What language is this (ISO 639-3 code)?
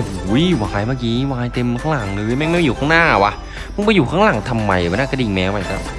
tha